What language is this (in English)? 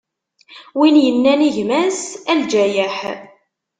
Kabyle